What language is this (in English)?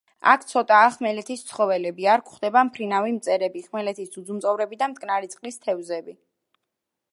Georgian